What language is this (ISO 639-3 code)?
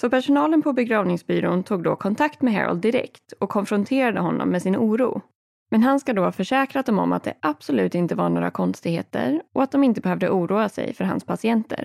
swe